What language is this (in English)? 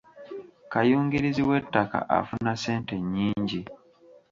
Ganda